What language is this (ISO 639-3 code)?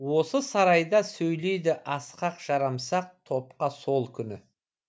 kaz